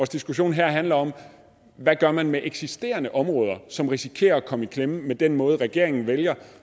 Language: Danish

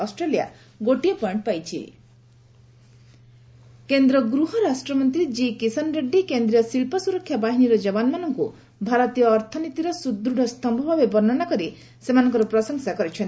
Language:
Odia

